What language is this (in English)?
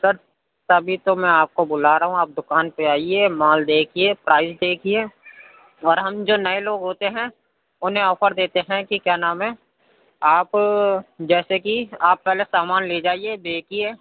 Urdu